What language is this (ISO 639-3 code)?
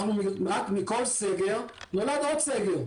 heb